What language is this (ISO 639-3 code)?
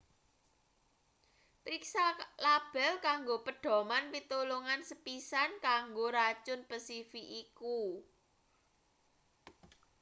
jav